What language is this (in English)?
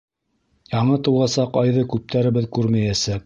Bashkir